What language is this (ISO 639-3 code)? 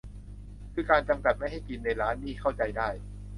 tha